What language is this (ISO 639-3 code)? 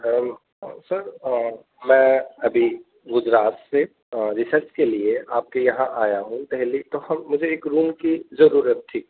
urd